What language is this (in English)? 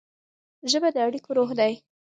Pashto